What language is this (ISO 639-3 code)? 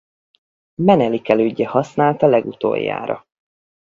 hun